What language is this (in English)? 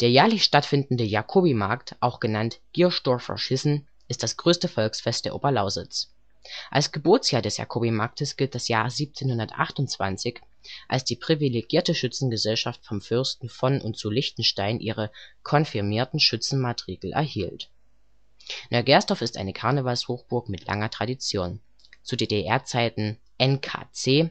German